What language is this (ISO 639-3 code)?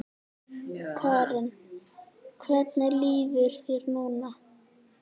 isl